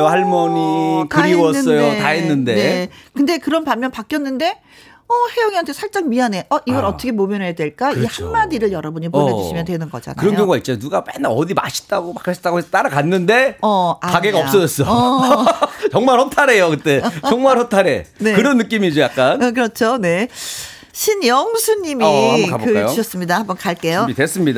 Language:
Korean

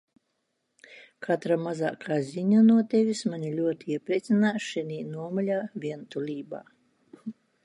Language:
Latvian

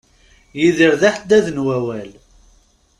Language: Kabyle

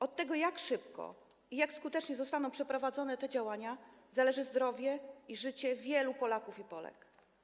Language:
Polish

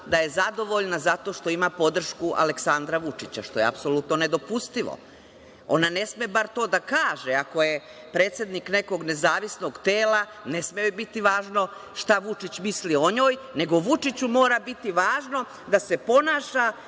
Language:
Serbian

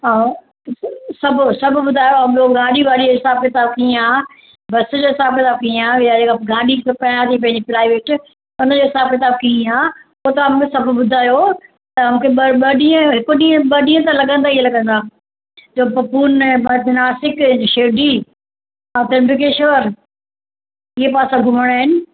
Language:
Sindhi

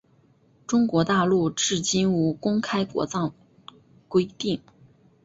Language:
Chinese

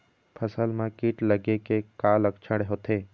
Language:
Chhattisgarhi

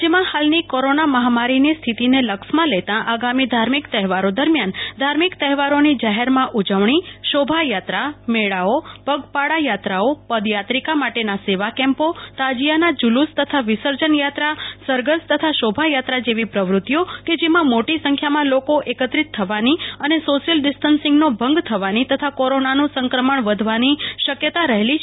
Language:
Gujarati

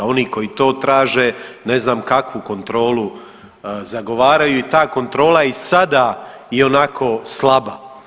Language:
Croatian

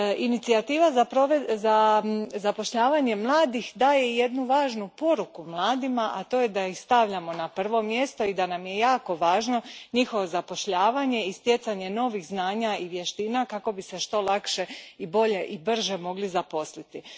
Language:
Croatian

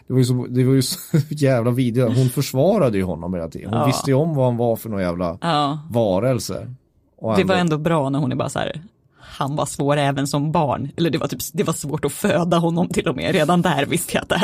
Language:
Swedish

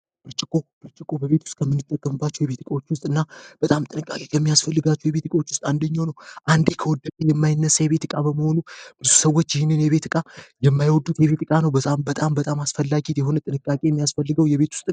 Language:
Amharic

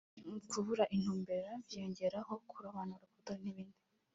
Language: Kinyarwanda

